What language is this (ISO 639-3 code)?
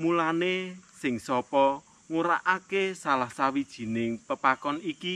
ind